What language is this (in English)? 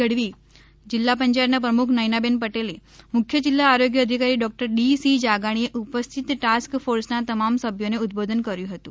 Gujarati